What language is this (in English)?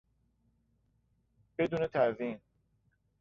Persian